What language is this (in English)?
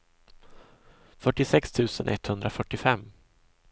Swedish